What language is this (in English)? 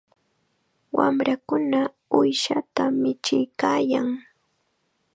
Chiquián Ancash Quechua